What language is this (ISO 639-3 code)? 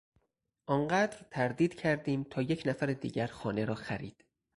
fas